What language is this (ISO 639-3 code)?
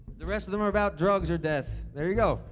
eng